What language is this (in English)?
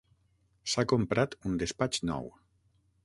Catalan